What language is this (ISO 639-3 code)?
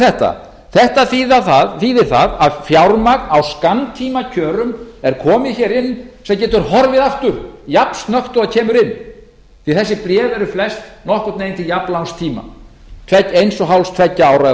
isl